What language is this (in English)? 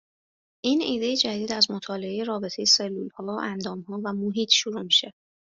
Persian